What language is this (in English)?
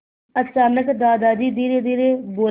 Hindi